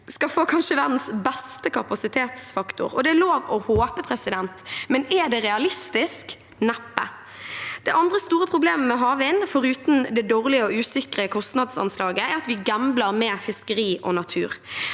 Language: Norwegian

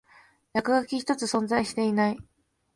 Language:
Japanese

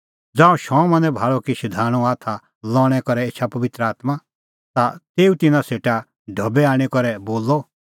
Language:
Kullu Pahari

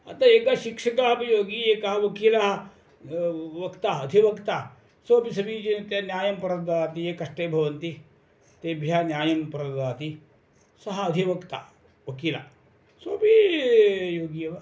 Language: Sanskrit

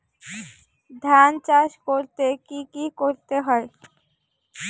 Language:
Bangla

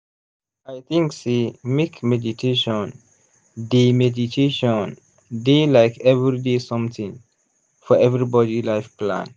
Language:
Nigerian Pidgin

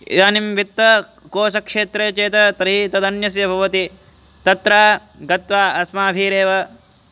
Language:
Sanskrit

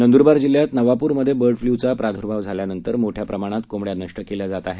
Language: Marathi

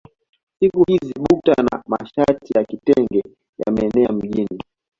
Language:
Swahili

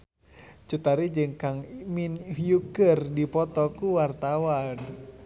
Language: Sundanese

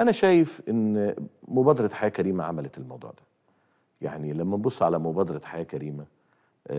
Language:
Arabic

